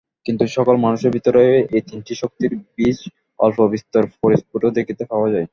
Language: Bangla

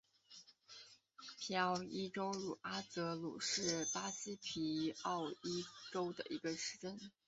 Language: Chinese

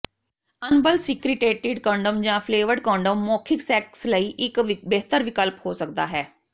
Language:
Punjabi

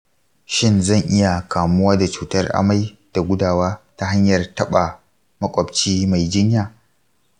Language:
Hausa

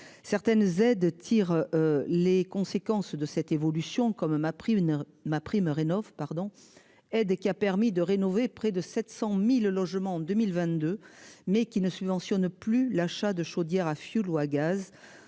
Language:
French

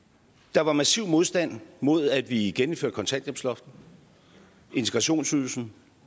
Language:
Danish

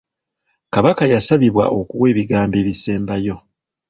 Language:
Ganda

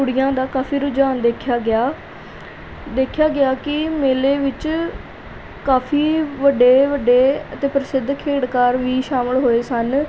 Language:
Punjabi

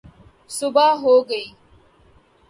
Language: Urdu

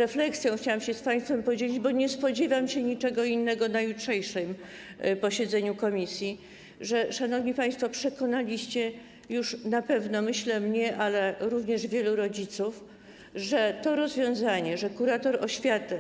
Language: Polish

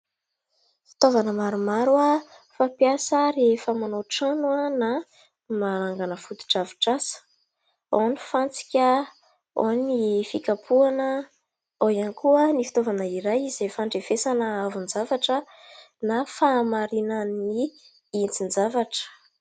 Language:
Malagasy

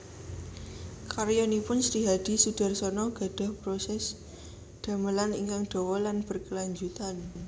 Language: Javanese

